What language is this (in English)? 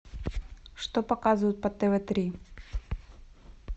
Russian